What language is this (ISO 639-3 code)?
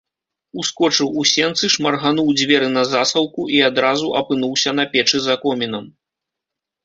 bel